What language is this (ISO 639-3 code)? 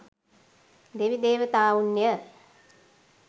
sin